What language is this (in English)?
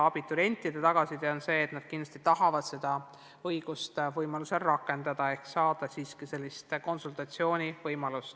Estonian